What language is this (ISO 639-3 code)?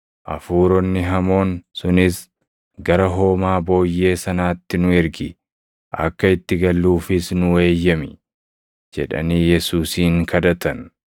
orm